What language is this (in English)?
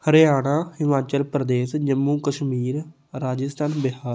Punjabi